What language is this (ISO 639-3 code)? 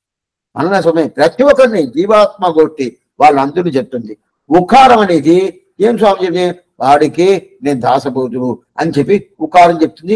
tel